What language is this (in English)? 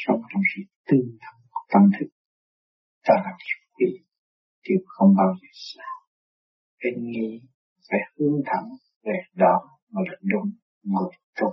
Vietnamese